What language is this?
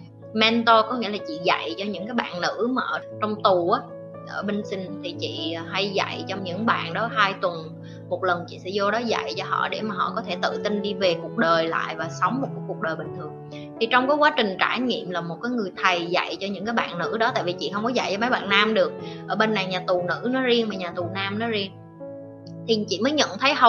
Vietnamese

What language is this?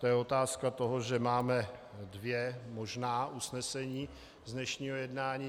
Czech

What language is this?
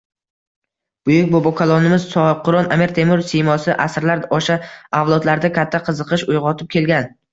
Uzbek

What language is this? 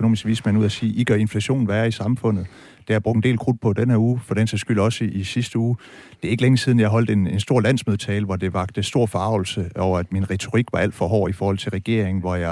Danish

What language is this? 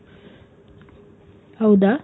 Kannada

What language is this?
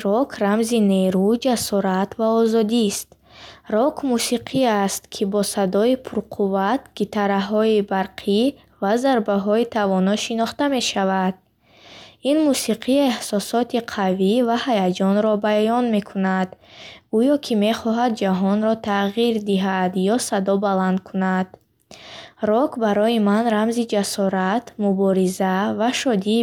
Bukharic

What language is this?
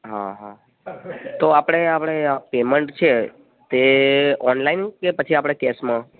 Gujarati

